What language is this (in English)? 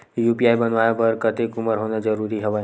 Chhattisgarhi